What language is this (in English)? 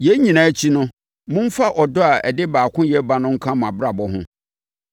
Akan